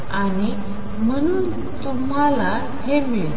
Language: Marathi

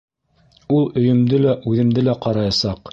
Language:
Bashkir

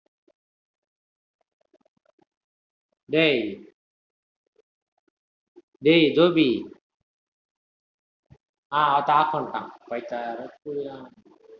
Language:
Tamil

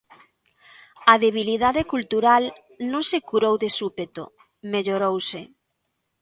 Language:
Galician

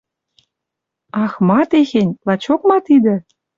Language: Western Mari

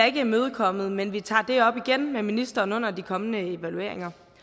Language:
Danish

